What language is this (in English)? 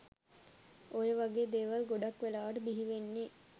Sinhala